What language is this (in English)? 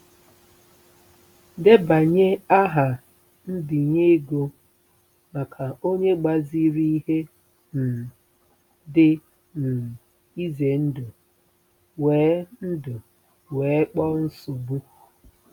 Igbo